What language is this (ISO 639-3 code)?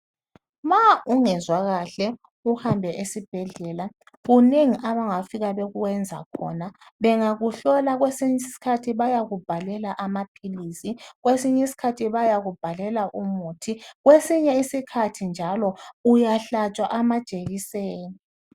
nde